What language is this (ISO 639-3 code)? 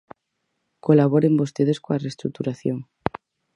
glg